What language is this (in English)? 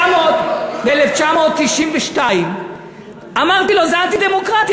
Hebrew